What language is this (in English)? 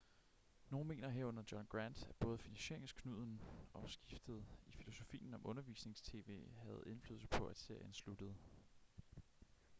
Danish